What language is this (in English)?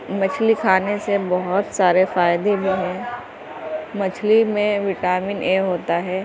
Urdu